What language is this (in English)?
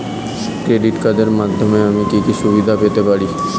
Bangla